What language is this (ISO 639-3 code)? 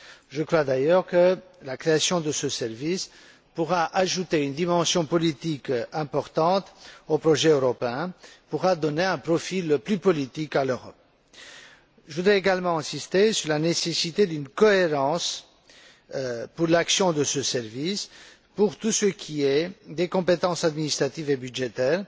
fra